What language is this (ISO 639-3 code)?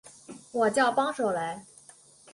zho